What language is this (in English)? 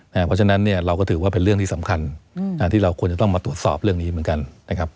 Thai